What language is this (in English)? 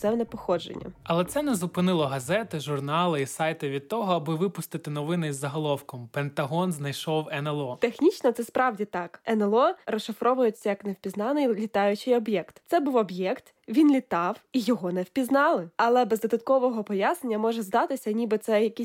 Ukrainian